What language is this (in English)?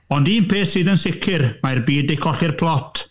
Welsh